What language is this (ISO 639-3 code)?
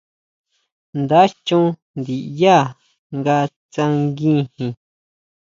mau